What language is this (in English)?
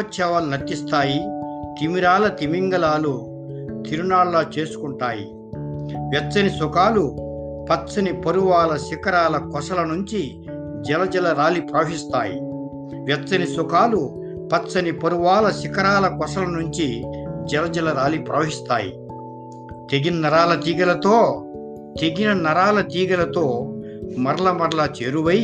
Telugu